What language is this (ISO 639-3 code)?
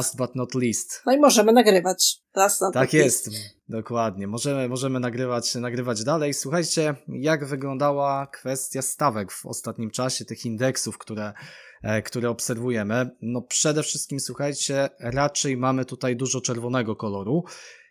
pol